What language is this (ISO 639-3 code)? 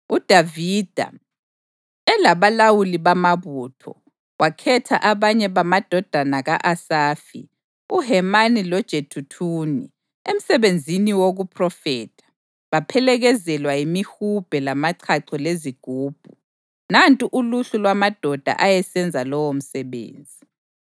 nde